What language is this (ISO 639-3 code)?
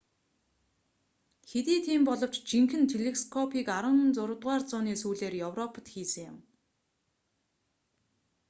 mon